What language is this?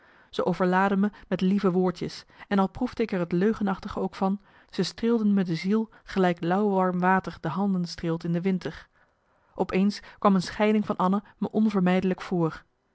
Dutch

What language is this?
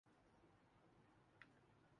Urdu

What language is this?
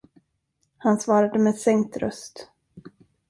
Swedish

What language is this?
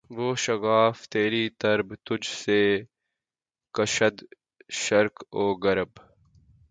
Urdu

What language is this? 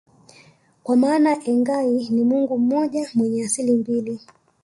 Swahili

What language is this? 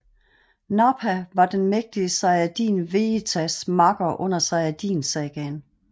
Danish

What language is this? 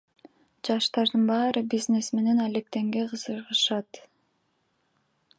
Kyrgyz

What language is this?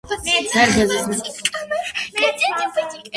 Georgian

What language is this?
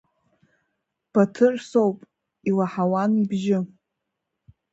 Abkhazian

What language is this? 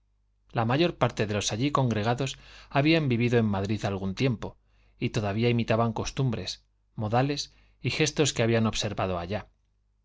Spanish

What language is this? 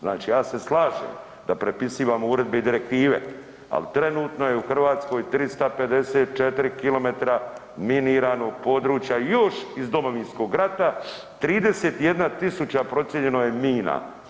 Croatian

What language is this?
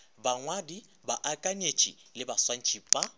Northern Sotho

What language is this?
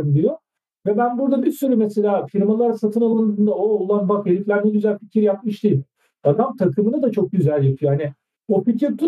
Turkish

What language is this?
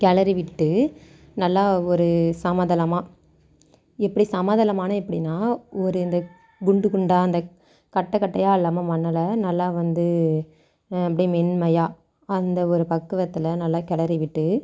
Tamil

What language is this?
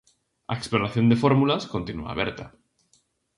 Galician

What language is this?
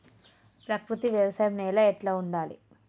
Telugu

